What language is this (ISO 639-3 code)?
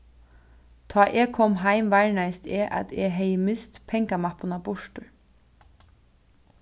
fao